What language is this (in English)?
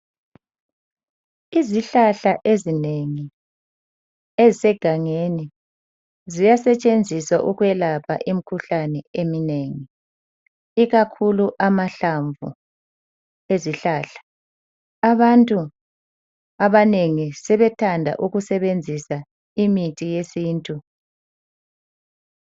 North Ndebele